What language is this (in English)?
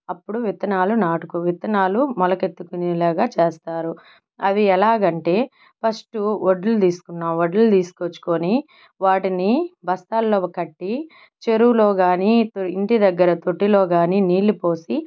Telugu